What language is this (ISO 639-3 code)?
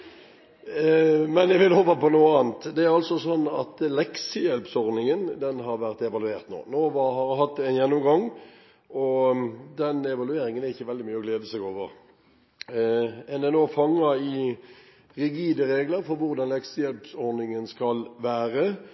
nob